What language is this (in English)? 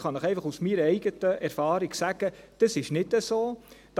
Swiss German